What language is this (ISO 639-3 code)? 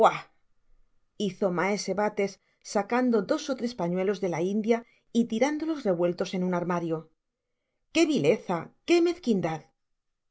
spa